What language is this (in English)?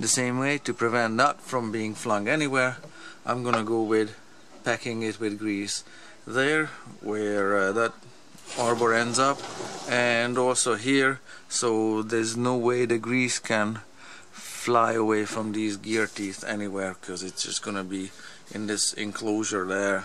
English